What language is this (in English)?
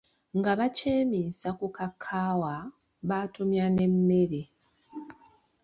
Ganda